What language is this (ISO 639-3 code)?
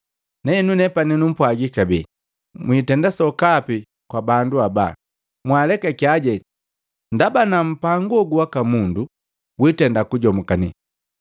mgv